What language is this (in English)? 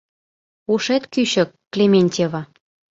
Mari